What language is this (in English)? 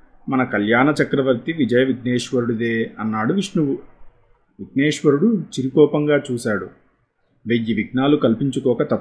Telugu